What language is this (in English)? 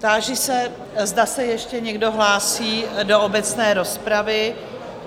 Czech